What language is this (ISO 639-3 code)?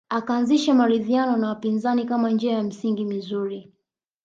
swa